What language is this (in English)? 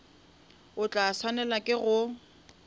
Northern Sotho